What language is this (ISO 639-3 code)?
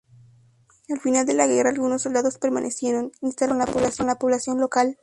spa